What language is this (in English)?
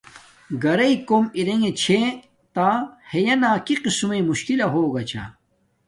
Domaaki